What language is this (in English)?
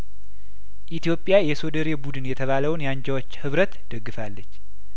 Amharic